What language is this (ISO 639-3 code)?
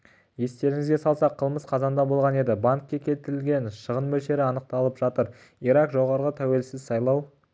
kaz